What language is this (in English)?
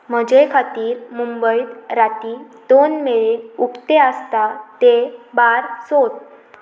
Konkani